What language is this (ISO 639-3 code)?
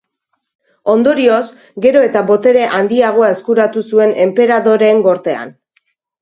eus